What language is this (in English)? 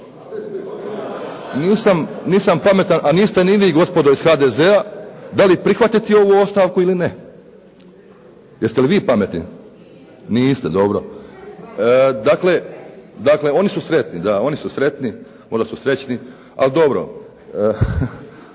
Croatian